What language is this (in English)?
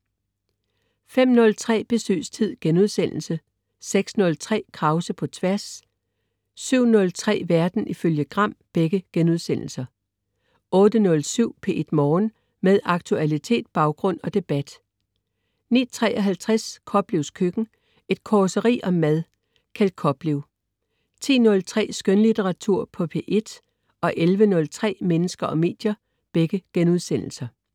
Danish